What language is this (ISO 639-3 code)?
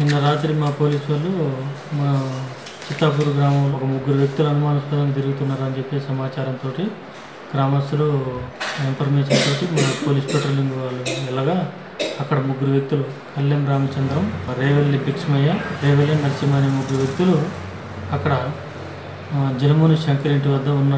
ron